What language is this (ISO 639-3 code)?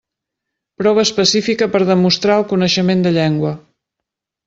cat